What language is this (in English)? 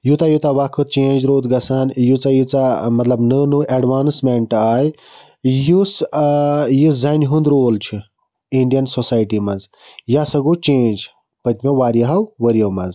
Kashmiri